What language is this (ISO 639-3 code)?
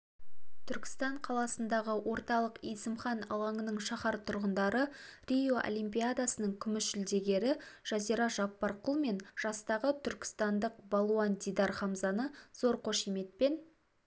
kaz